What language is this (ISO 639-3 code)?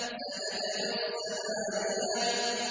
ara